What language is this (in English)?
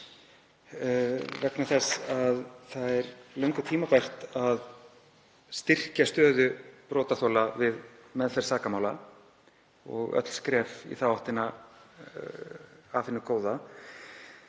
Icelandic